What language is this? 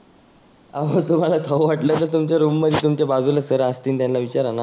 Marathi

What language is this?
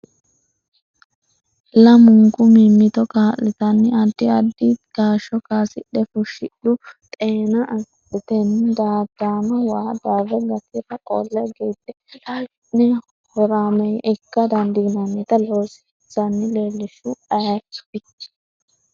Sidamo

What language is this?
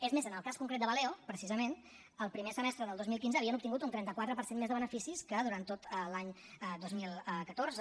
Catalan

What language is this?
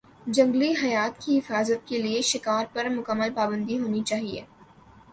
Urdu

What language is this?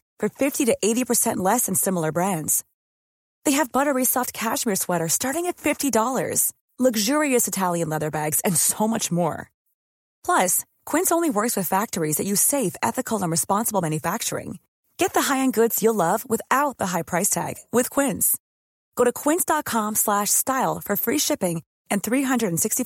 Danish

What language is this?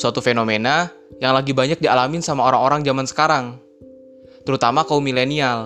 Indonesian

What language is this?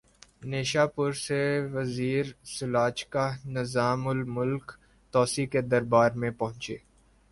Urdu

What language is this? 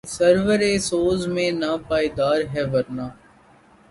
Urdu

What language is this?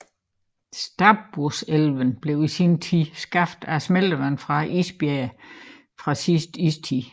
Danish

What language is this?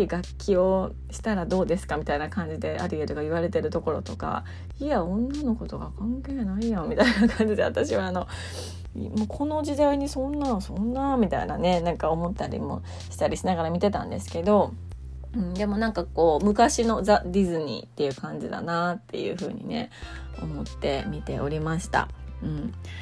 Japanese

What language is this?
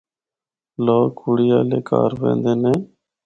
Northern Hindko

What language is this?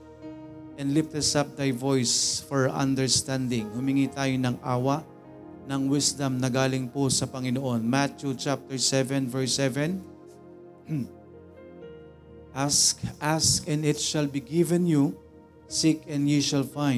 Filipino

